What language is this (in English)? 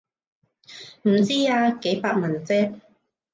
Cantonese